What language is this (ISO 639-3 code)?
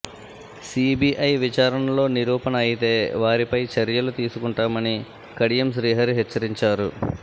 tel